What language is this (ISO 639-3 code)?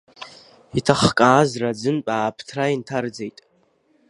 abk